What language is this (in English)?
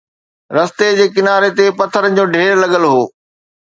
Sindhi